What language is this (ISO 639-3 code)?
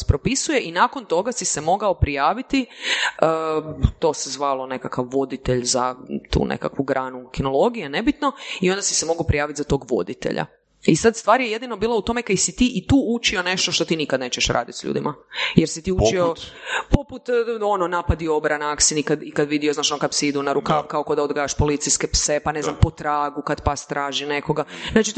hrv